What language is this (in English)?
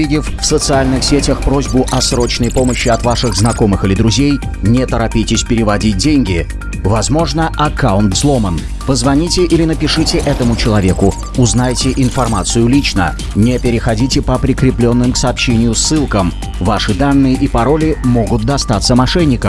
Russian